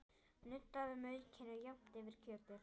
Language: Icelandic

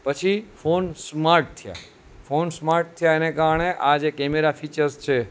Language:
Gujarati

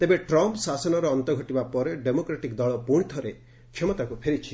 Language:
Odia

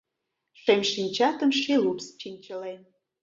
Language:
Mari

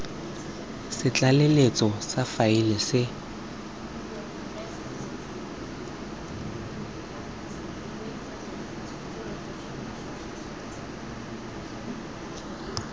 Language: Tswana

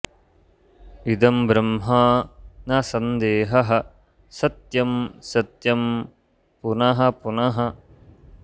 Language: Sanskrit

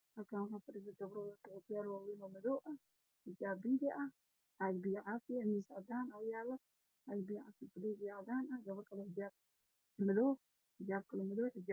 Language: Somali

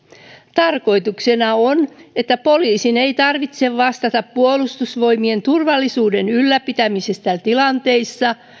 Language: Finnish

